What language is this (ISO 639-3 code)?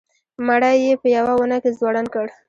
pus